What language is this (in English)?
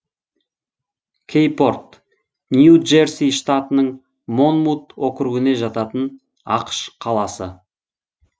Kazakh